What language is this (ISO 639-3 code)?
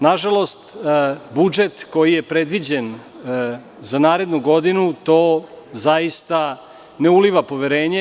srp